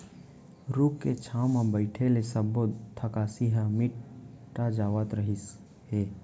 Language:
Chhattisgarhi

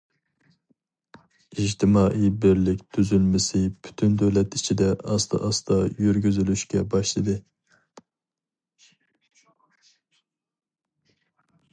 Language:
Uyghur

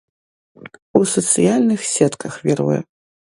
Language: Belarusian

